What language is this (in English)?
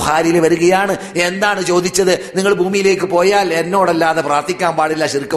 Malayalam